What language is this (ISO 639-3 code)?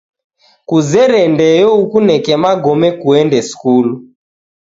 dav